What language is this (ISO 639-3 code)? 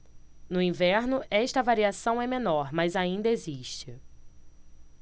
por